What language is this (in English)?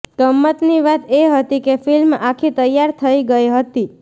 Gujarati